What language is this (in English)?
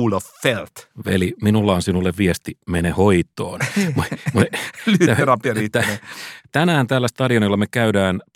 Finnish